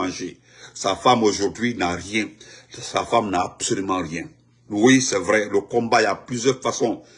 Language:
French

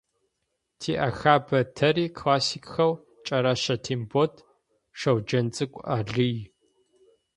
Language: Adyghe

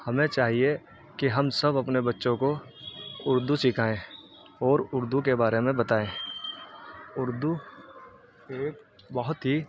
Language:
Urdu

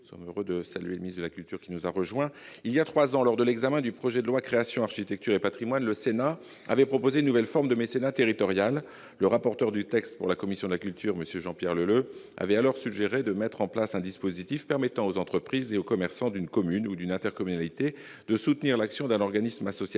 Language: French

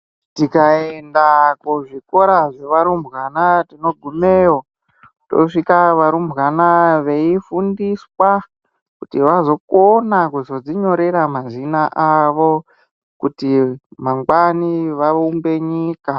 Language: Ndau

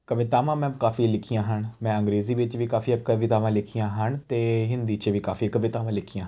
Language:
Punjabi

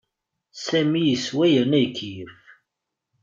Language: Kabyle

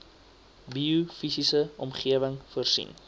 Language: Afrikaans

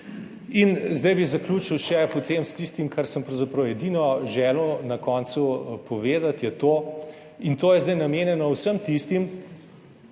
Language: Slovenian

